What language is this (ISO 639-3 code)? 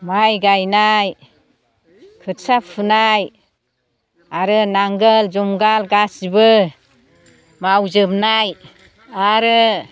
brx